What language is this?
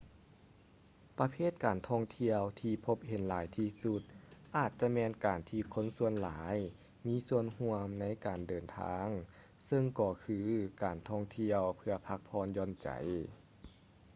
Lao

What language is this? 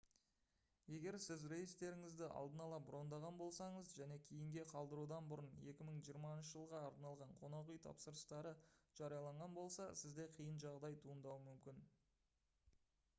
Kazakh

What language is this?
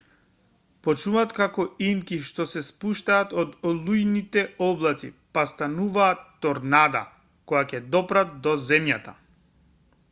Macedonian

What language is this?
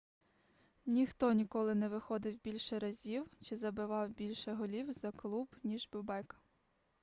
Ukrainian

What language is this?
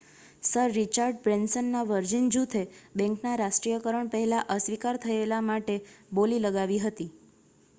Gujarati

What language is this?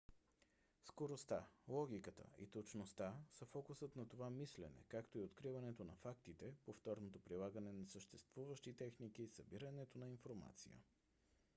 Bulgarian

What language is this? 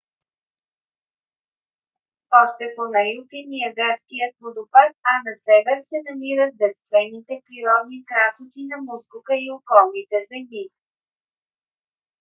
Bulgarian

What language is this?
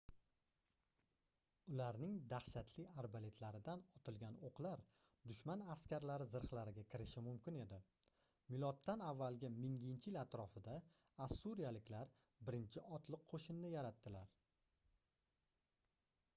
Uzbek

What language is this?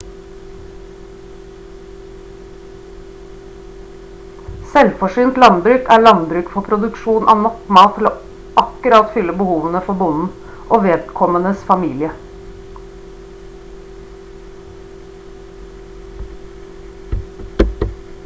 Norwegian Bokmål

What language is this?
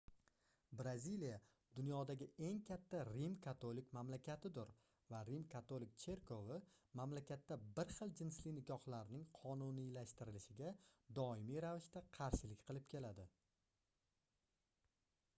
Uzbek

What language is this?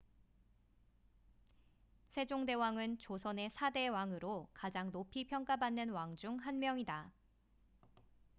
Korean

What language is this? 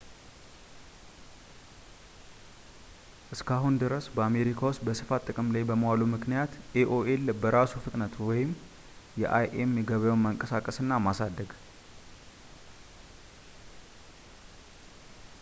Amharic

